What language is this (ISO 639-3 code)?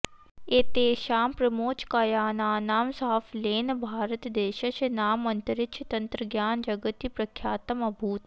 san